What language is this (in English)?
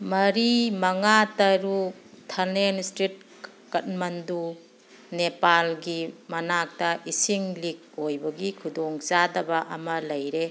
Manipuri